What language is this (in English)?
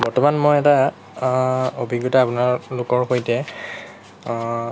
Assamese